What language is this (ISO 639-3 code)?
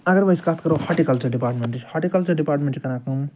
kas